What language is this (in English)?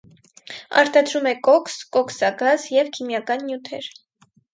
Armenian